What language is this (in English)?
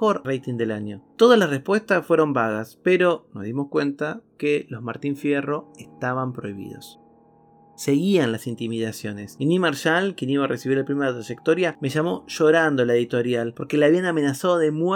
Spanish